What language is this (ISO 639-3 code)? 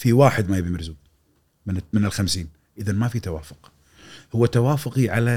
ara